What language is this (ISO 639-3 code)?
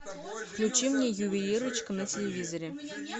rus